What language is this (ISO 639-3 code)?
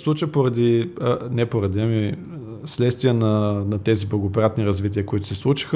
bul